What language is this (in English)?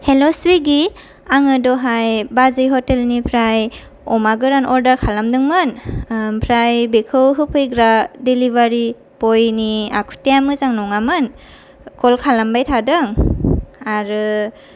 Bodo